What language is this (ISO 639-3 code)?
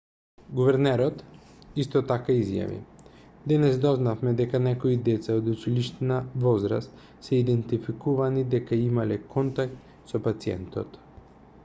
mkd